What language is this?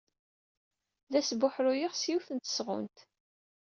Kabyle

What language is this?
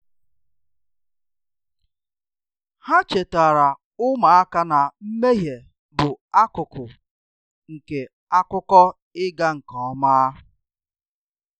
Igbo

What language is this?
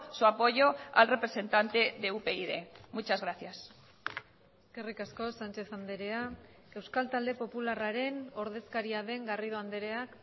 Basque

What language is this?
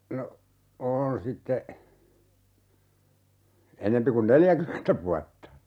Finnish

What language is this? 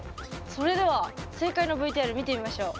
Japanese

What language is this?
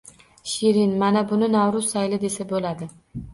Uzbek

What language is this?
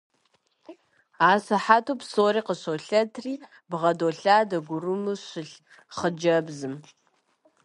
Kabardian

